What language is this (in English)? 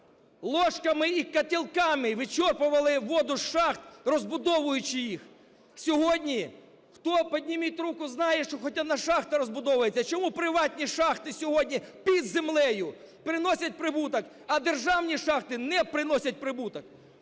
Ukrainian